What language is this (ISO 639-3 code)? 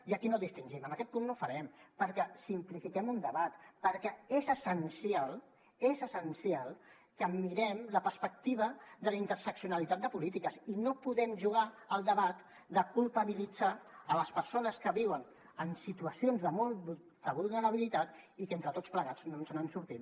cat